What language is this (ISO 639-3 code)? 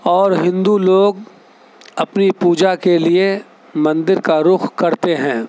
urd